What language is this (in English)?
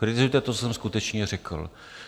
Czech